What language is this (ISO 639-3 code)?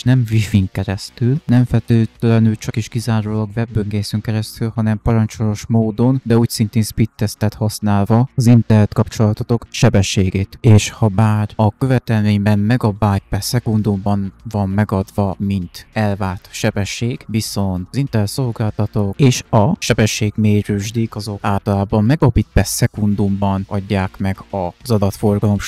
hun